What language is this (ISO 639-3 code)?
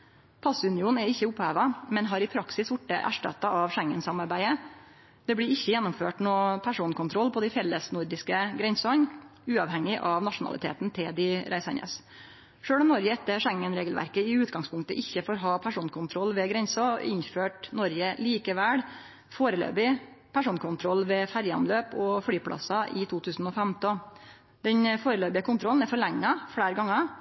nno